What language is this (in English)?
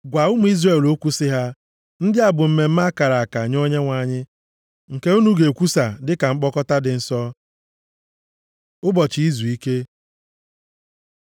Igbo